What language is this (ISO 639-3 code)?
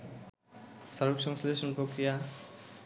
ben